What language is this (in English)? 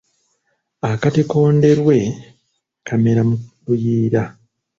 Ganda